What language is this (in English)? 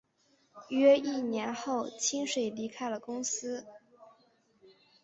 Chinese